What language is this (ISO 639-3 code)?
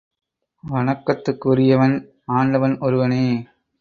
tam